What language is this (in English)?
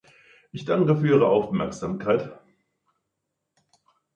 German